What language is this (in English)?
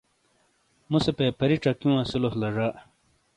Shina